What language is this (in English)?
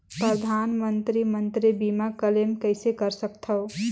Chhattisgarhi